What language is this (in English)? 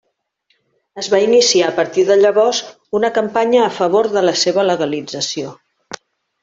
Catalan